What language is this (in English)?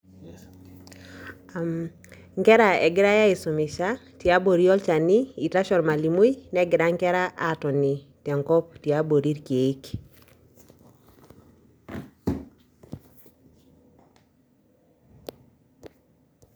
Masai